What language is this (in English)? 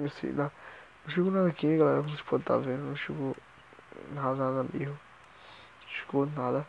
Portuguese